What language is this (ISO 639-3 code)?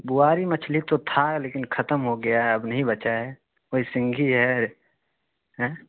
urd